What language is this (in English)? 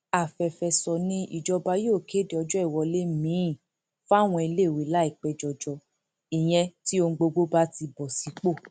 Yoruba